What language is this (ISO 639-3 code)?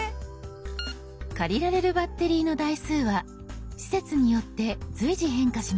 jpn